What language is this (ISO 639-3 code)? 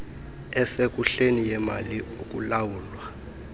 xho